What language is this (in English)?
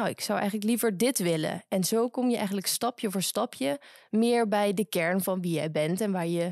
Dutch